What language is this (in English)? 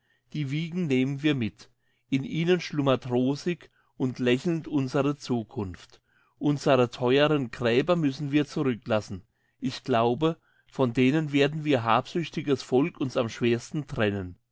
German